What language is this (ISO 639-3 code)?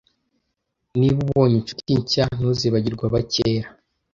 kin